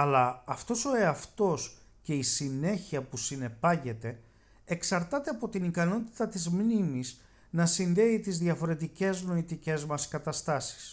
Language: Greek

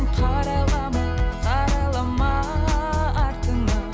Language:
Kazakh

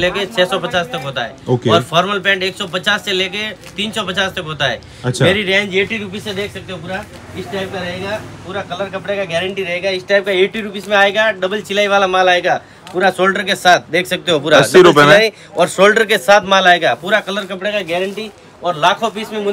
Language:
Hindi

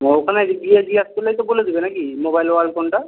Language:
Bangla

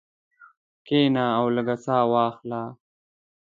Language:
Pashto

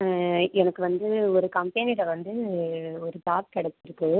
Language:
Tamil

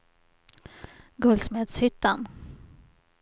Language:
Swedish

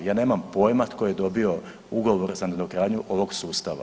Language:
Croatian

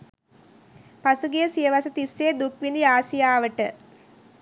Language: Sinhala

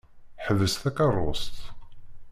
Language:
Kabyle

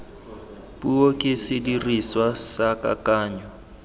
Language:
Tswana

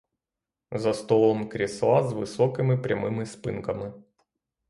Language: Ukrainian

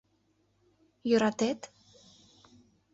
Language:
Mari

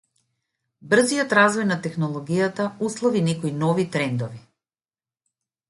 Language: Macedonian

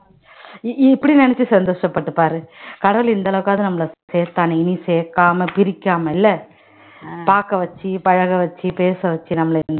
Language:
Tamil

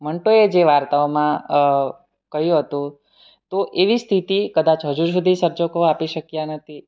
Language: Gujarati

